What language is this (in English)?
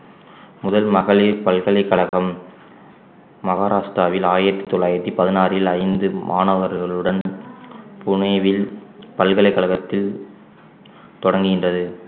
Tamil